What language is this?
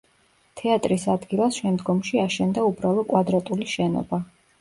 Georgian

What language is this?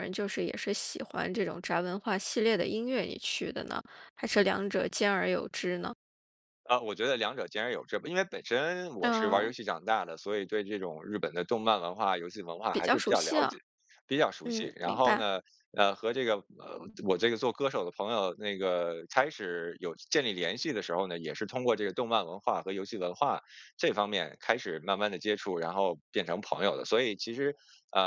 Chinese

